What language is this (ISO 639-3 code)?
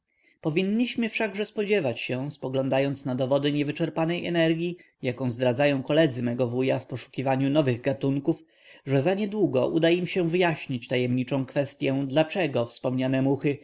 pol